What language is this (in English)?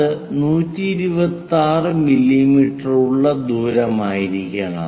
Malayalam